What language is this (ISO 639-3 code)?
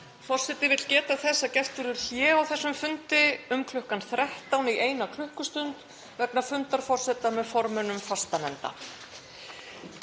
isl